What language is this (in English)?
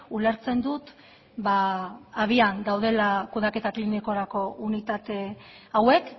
Basque